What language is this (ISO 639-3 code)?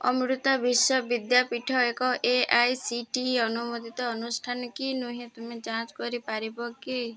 ori